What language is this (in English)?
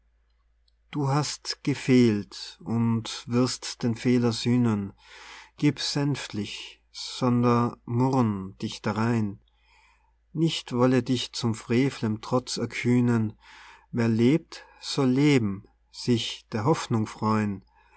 German